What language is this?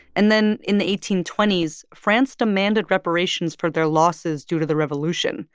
English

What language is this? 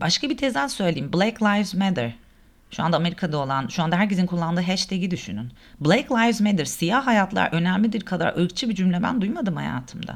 Turkish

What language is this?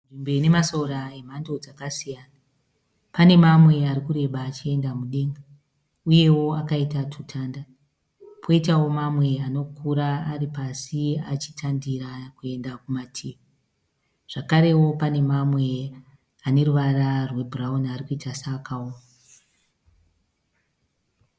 Shona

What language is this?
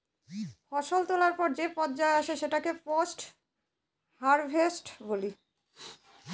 Bangla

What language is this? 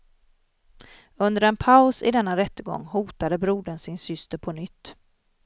Swedish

